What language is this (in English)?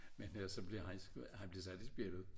Danish